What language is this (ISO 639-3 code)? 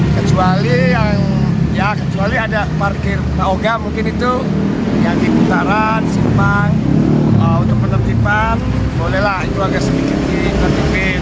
ind